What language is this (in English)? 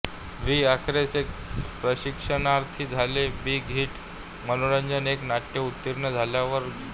Marathi